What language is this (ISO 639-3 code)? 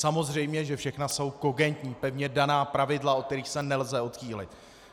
ces